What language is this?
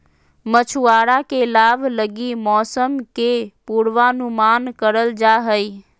Magahi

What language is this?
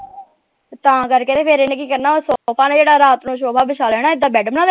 Punjabi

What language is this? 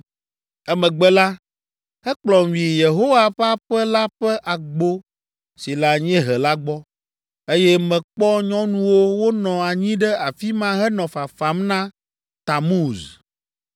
Ewe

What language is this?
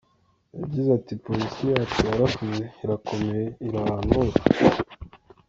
Kinyarwanda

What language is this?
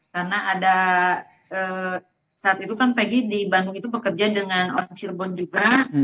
Indonesian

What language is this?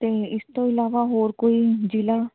Punjabi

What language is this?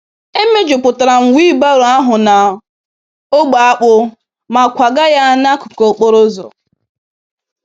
Igbo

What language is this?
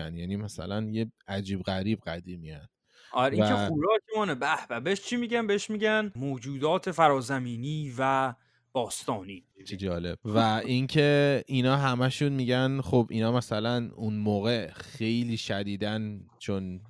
Persian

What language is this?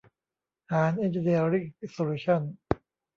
Thai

